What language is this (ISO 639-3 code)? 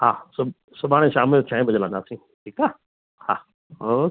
snd